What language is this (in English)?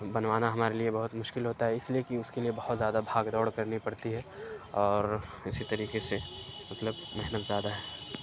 Urdu